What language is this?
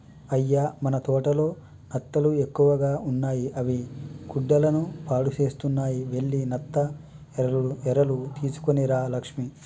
Telugu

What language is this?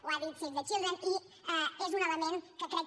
Catalan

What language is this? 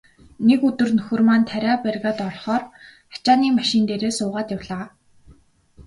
Mongolian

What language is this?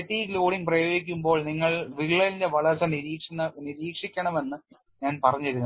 Malayalam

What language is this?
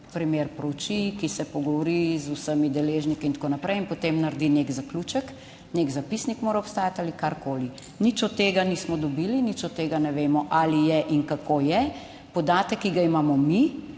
Slovenian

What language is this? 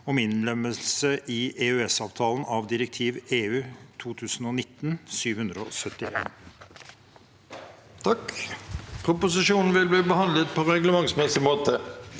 Norwegian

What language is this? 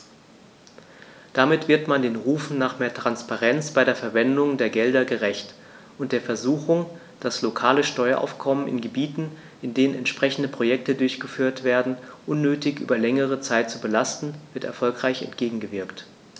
German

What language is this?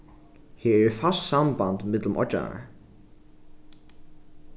Faroese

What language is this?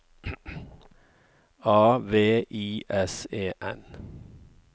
Norwegian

